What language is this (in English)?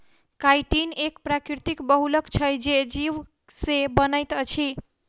Maithili